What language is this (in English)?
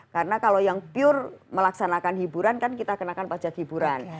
Indonesian